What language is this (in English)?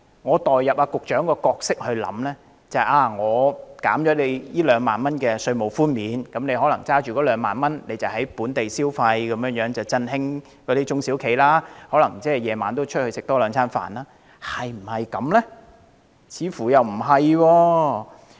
Cantonese